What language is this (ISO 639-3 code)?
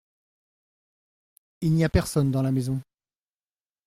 fra